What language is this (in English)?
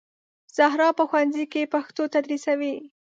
Pashto